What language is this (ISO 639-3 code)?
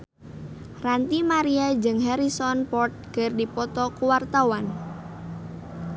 sun